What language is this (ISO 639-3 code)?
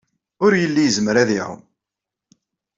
kab